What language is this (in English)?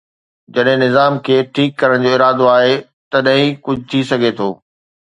Sindhi